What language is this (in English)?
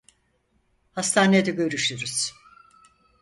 Turkish